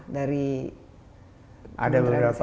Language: Indonesian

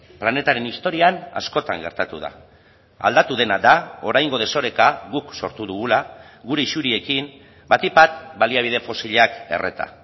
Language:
Basque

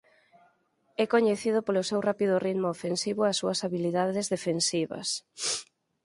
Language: Galician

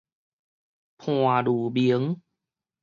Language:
Min Nan Chinese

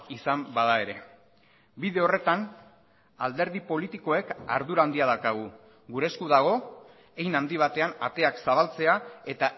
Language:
Basque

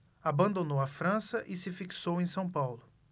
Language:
Portuguese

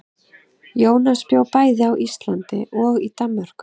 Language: Icelandic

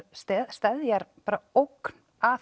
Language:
Icelandic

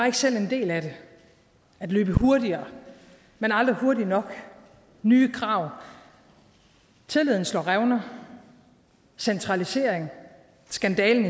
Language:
Danish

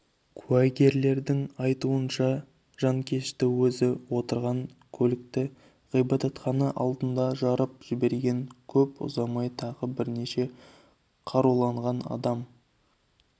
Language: Kazakh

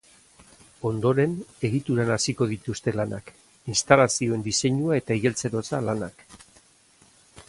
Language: Basque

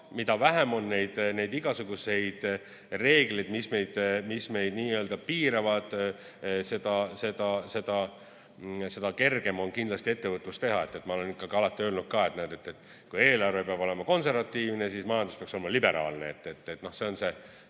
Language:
Estonian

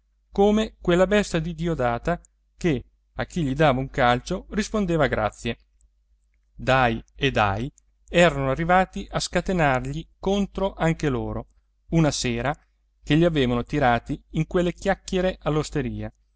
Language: Italian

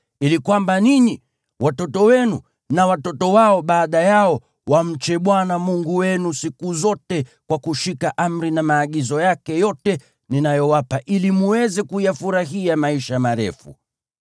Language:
Swahili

